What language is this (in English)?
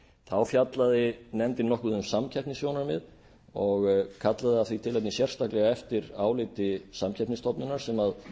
Icelandic